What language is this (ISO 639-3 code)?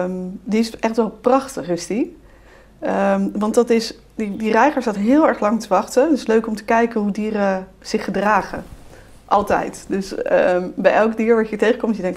nld